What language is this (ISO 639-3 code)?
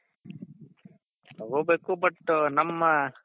kan